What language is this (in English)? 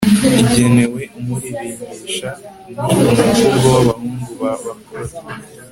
Kinyarwanda